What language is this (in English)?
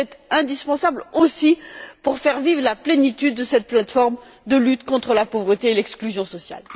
French